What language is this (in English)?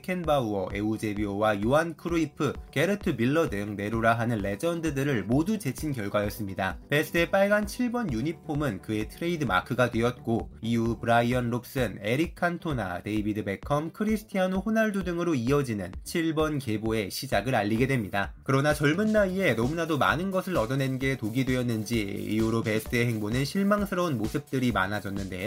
Korean